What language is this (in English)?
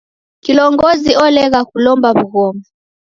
Taita